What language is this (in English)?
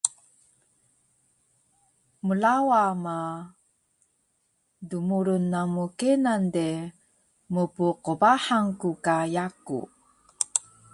Taroko